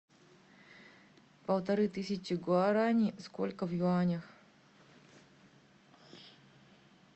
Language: Russian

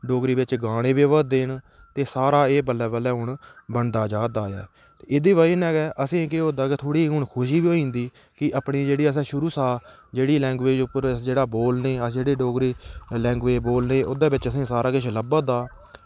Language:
Dogri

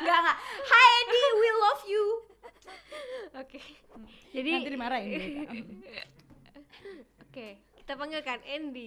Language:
Indonesian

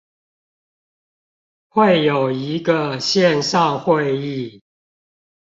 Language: Chinese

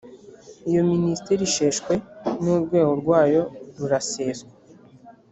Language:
Kinyarwanda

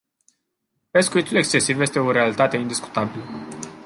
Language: Romanian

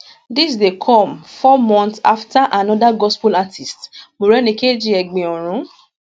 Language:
Nigerian Pidgin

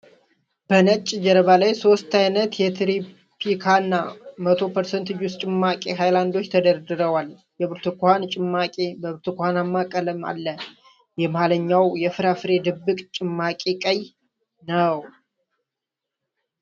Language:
Amharic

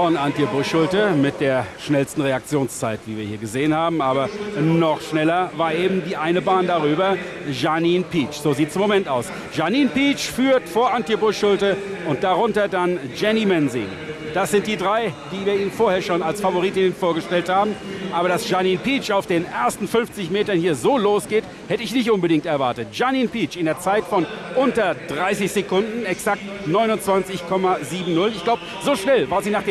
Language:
German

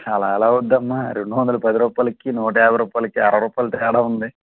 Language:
Telugu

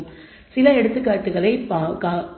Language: Tamil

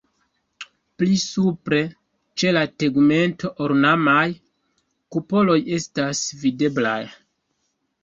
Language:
Esperanto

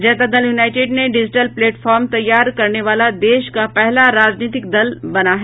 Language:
Hindi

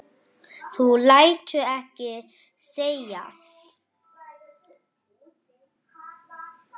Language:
Icelandic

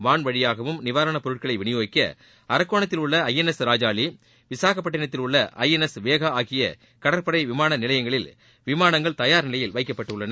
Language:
Tamil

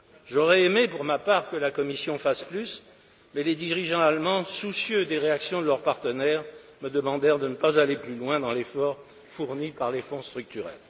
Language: French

